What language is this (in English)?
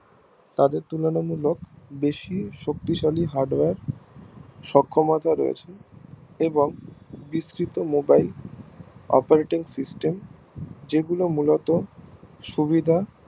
Bangla